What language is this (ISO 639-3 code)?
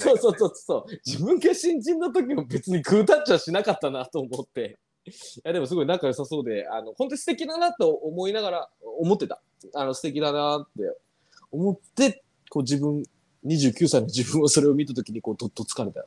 jpn